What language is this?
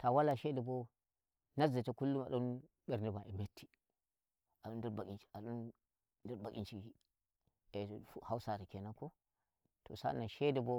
Nigerian Fulfulde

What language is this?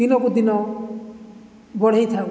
Odia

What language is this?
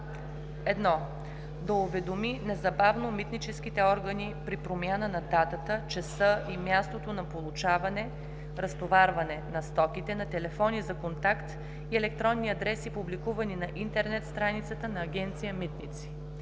Bulgarian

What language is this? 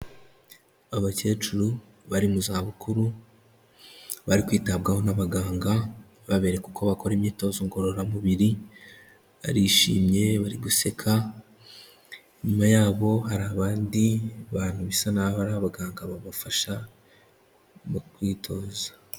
Kinyarwanda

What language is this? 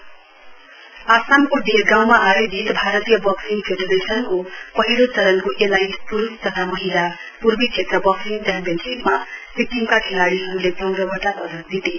Nepali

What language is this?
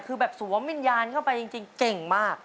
Thai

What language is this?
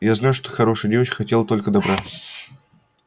Russian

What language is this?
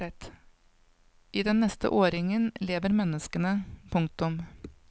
Norwegian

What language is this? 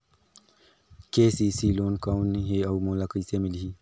Chhattisgarhi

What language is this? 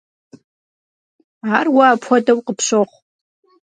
Kabardian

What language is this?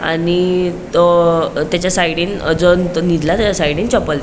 Konkani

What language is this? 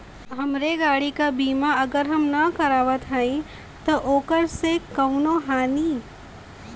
Bhojpuri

